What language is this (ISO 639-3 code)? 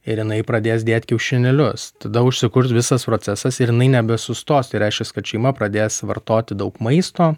lit